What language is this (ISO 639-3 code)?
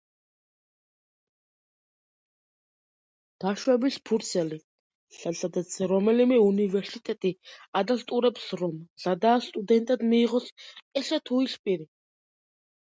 kat